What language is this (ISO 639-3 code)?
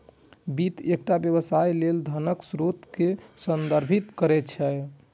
mai